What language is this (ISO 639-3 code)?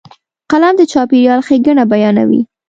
pus